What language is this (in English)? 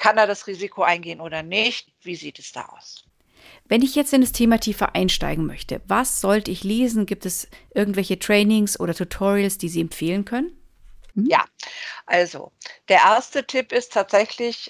German